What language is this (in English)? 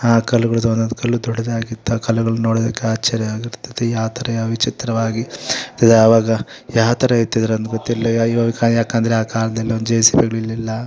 Kannada